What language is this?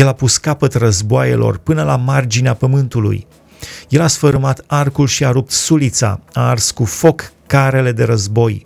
Romanian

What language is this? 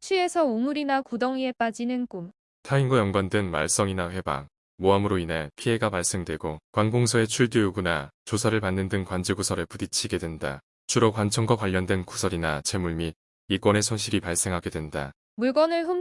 Korean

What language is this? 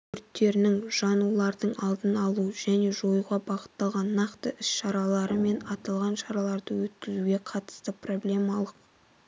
Kazakh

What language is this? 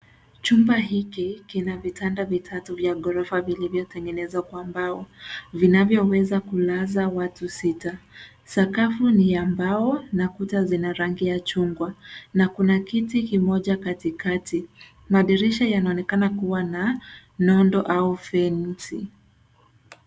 Swahili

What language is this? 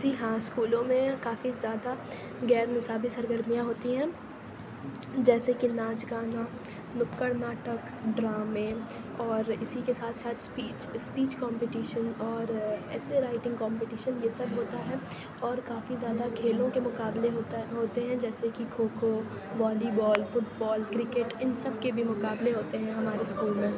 Urdu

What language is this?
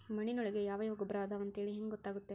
Kannada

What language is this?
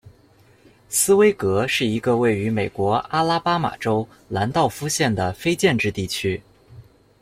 Chinese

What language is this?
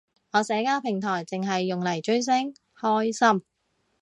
Cantonese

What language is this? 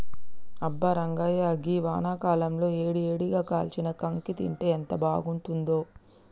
Telugu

